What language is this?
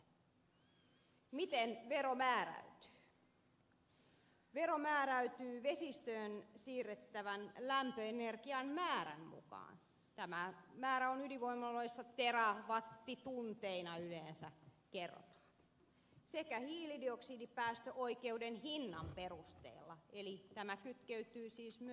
Finnish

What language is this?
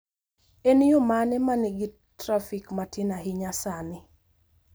Luo (Kenya and Tanzania)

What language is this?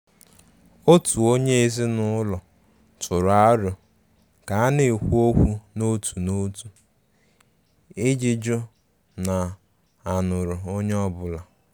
Igbo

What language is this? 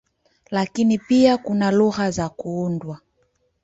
Swahili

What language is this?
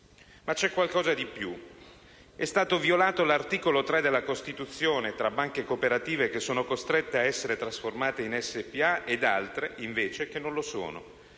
Italian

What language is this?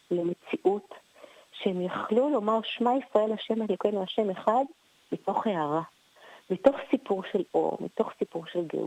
Hebrew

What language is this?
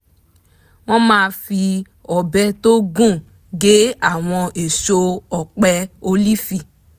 Yoruba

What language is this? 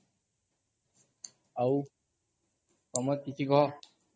Odia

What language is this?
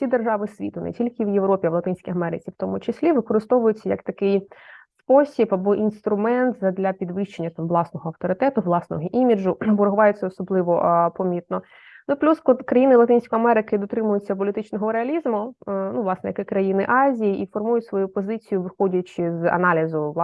Ukrainian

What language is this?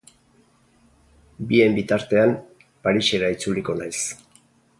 Basque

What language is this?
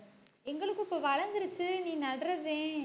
Tamil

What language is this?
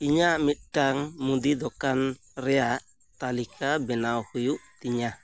Santali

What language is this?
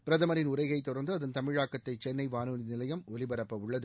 Tamil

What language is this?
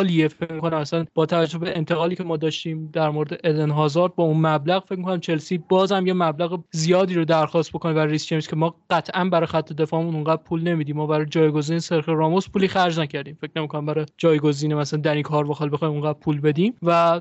Persian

